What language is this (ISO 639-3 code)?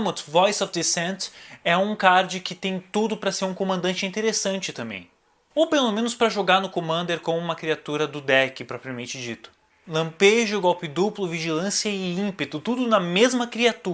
por